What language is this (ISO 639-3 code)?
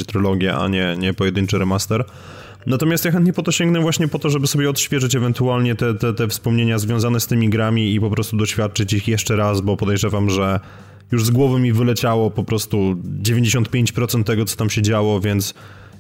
pol